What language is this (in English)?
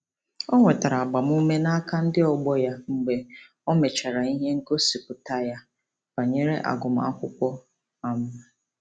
Igbo